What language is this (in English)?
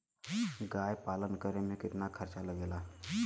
Bhojpuri